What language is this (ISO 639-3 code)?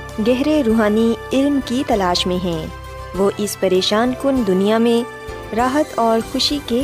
urd